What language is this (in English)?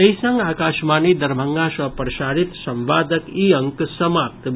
Maithili